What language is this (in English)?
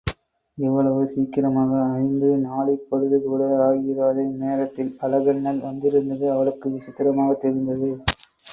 Tamil